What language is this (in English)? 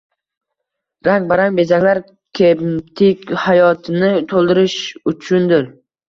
Uzbek